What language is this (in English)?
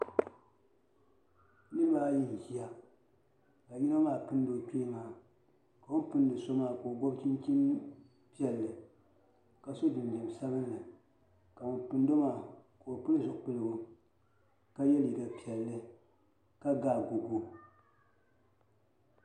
Dagbani